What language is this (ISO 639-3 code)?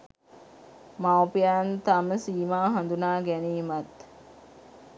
sin